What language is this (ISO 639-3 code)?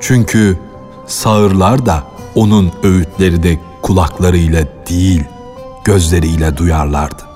tur